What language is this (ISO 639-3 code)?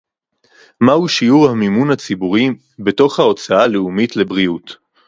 heb